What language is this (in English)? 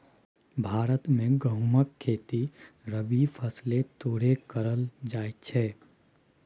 Maithili